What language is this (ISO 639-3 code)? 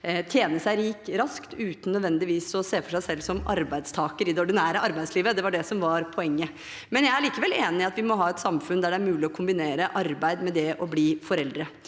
nor